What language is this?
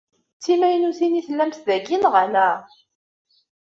Kabyle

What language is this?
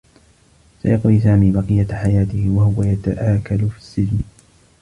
Arabic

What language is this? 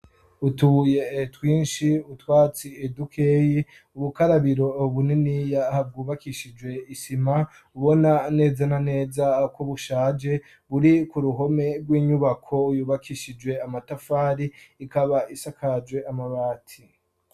Rundi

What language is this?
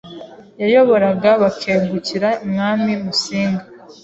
Kinyarwanda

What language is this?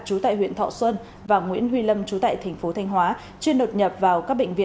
Vietnamese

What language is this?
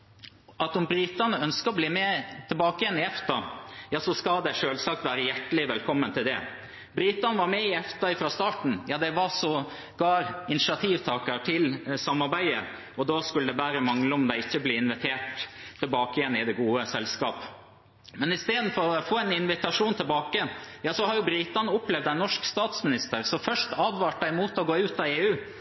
Norwegian Bokmål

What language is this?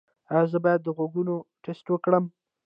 Pashto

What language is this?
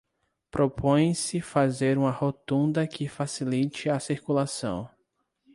Portuguese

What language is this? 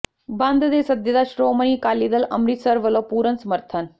Punjabi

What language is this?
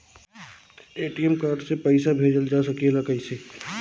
Bhojpuri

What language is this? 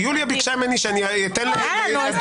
Hebrew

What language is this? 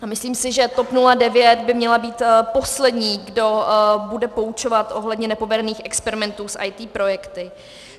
Czech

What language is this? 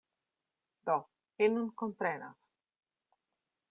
Esperanto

